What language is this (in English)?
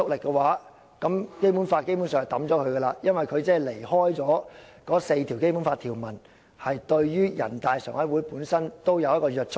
Cantonese